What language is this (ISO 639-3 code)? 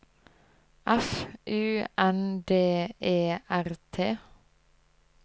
nor